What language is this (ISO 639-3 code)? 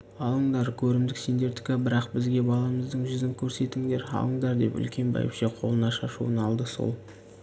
kaz